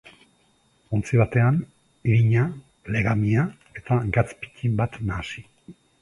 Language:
Basque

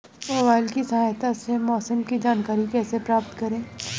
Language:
Hindi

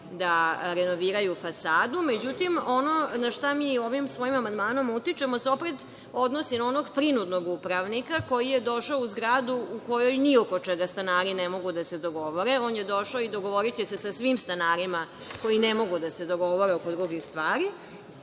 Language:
Serbian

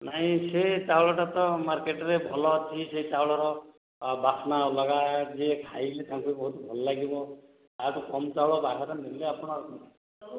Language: Odia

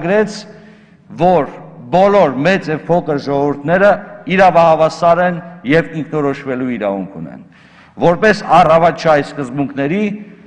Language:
Turkish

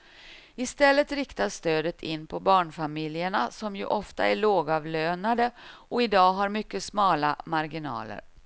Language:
Swedish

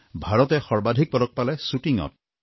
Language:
Assamese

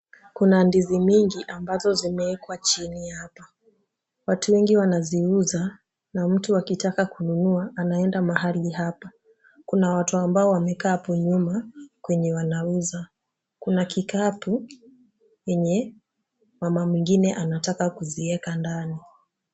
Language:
Swahili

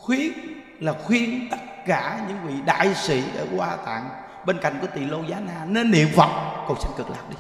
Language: Vietnamese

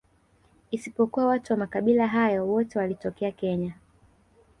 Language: Swahili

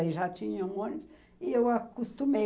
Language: Portuguese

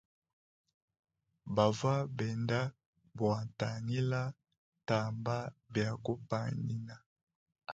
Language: Luba-Lulua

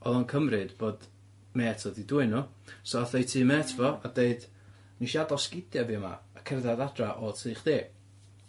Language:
Welsh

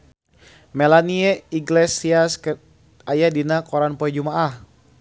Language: Sundanese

